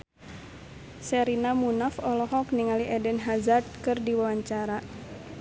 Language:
Sundanese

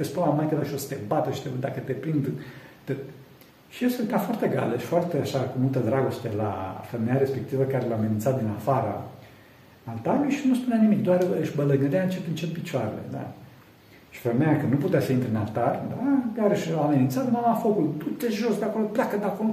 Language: Romanian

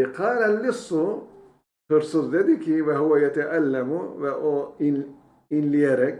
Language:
Turkish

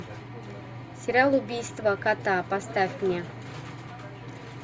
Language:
Russian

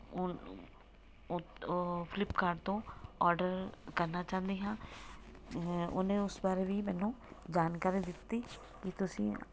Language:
Punjabi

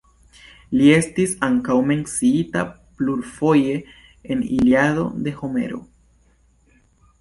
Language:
Esperanto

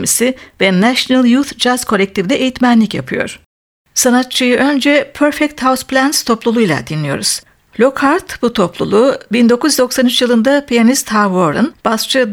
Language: Turkish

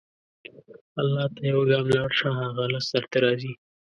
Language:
Pashto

